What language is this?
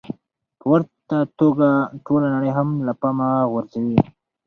Pashto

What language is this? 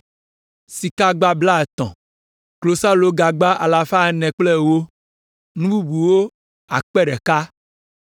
Ewe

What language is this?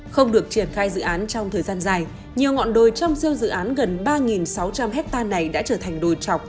Vietnamese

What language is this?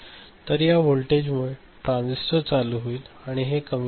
Marathi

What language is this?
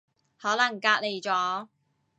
Cantonese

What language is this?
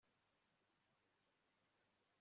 Kinyarwanda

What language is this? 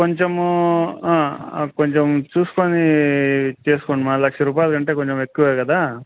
Telugu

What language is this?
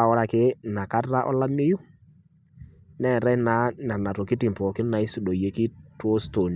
Masai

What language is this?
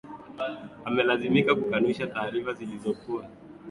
Swahili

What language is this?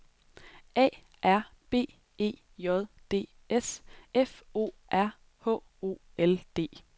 Danish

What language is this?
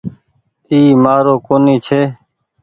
Goaria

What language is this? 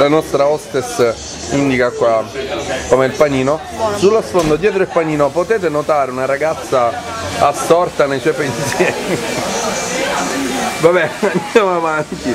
Italian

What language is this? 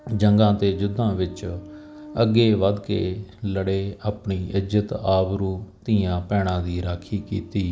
Punjabi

